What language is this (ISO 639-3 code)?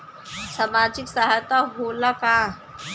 bho